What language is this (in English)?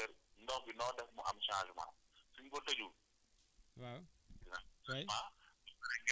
Wolof